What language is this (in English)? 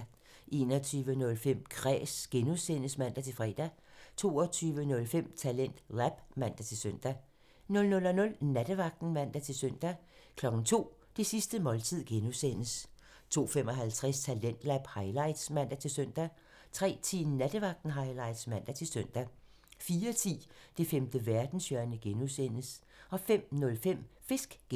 Danish